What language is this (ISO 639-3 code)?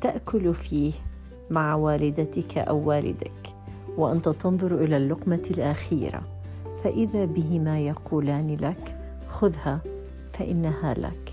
ara